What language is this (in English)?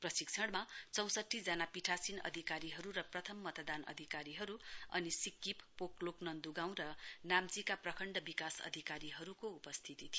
Nepali